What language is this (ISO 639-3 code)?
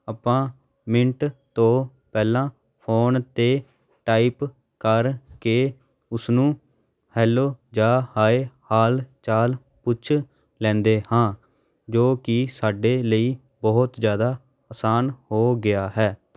pan